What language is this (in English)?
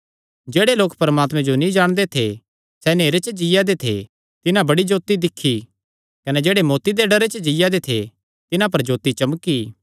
Kangri